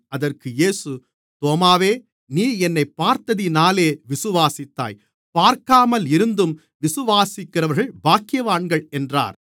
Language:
Tamil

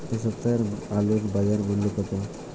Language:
Bangla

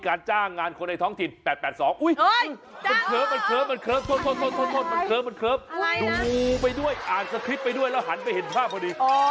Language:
Thai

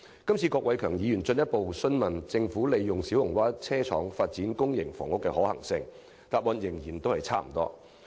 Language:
Cantonese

